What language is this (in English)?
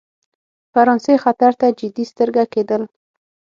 Pashto